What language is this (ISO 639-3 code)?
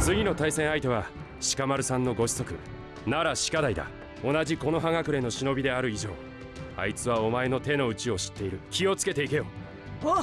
jpn